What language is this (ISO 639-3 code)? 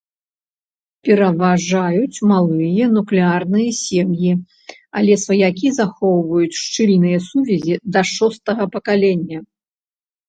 bel